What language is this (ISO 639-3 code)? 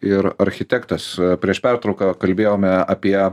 lit